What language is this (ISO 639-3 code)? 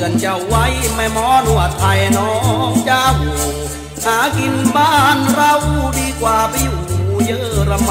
tha